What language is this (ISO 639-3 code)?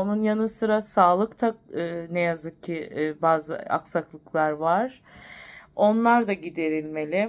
tur